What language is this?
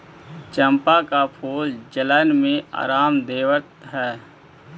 Magahi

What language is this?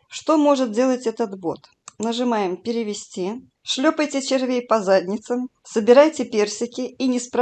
Russian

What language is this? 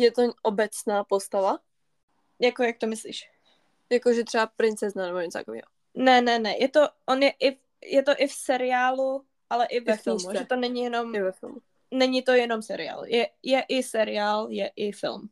Czech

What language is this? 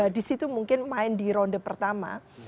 Indonesian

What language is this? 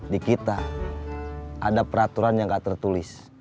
Indonesian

